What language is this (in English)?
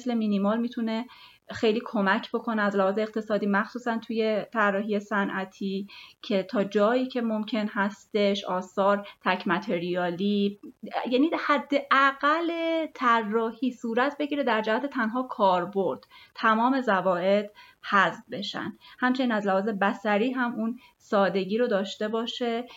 Persian